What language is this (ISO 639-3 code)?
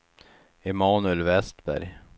swe